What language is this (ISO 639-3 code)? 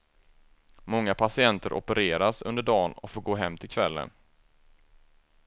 swe